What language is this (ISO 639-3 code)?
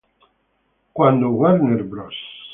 spa